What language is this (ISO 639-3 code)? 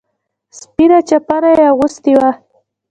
pus